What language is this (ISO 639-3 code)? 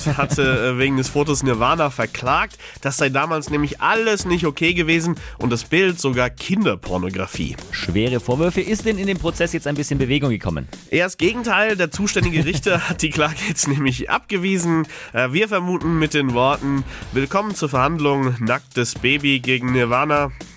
deu